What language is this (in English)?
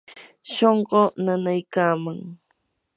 Yanahuanca Pasco Quechua